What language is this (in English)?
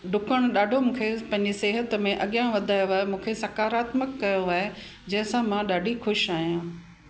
Sindhi